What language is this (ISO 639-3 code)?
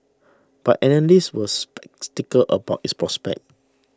eng